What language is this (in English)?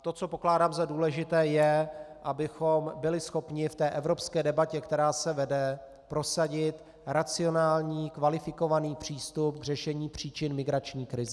Czech